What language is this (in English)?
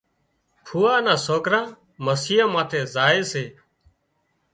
Wadiyara Koli